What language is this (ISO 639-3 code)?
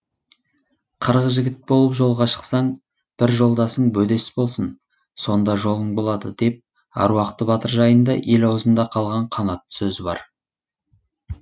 kaz